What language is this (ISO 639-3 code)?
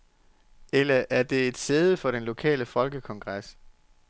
dan